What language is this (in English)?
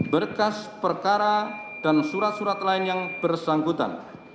Indonesian